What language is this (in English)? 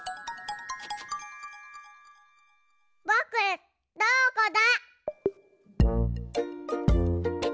Japanese